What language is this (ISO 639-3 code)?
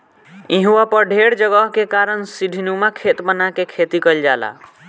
bho